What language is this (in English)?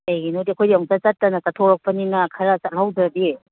Manipuri